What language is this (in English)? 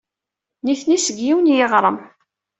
Kabyle